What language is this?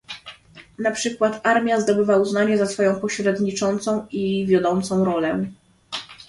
Polish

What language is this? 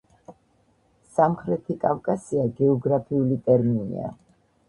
Georgian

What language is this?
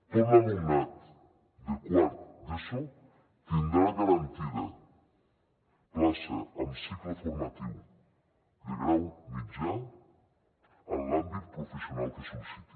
Catalan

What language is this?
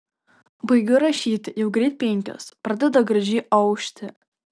Lithuanian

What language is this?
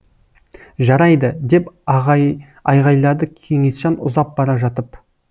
Kazakh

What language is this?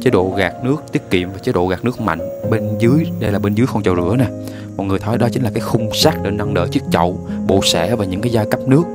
Vietnamese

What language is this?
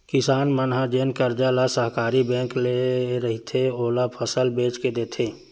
Chhattisgarhi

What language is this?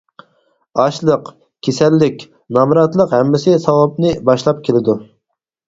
Uyghur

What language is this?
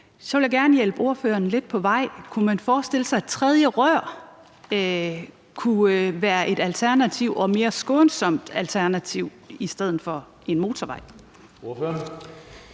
Danish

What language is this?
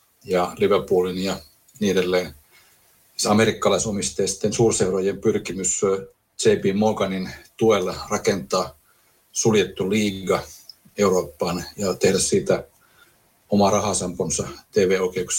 Finnish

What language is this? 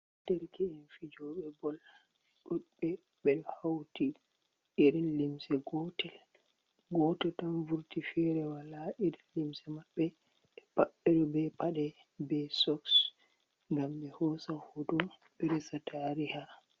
Fula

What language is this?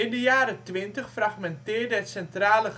Dutch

